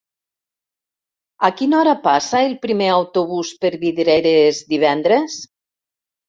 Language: Catalan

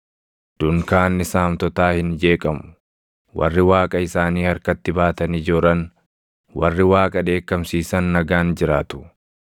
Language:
Oromo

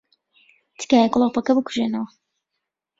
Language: Central Kurdish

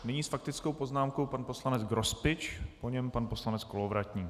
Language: Czech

